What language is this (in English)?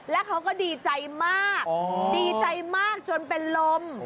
Thai